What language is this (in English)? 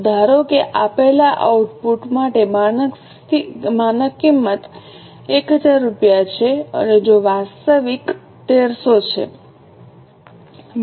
Gujarati